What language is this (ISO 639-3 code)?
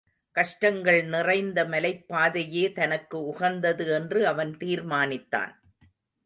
tam